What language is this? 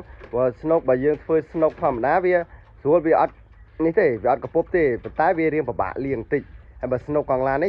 Vietnamese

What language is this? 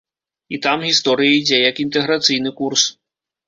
Belarusian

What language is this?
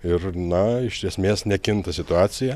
Lithuanian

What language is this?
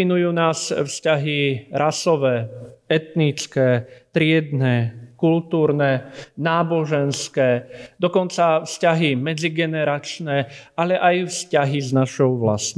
Slovak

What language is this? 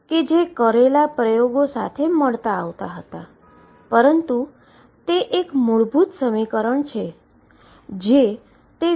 Gujarati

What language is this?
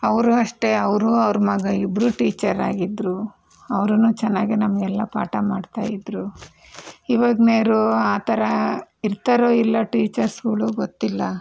Kannada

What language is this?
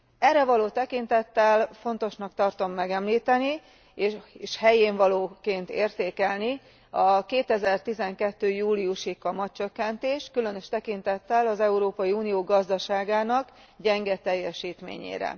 Hungarian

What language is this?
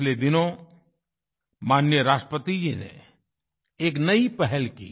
Hindi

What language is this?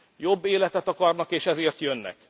Hungarian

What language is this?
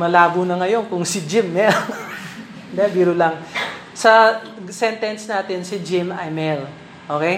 Filipino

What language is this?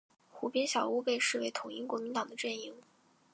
Chinese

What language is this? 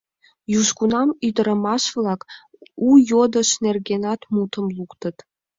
Mari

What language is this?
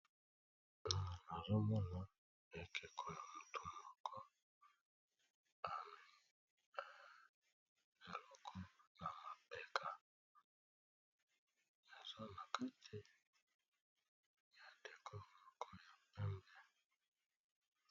Lingala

